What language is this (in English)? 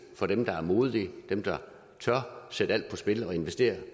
Danish